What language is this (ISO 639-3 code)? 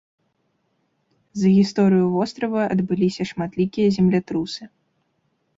bel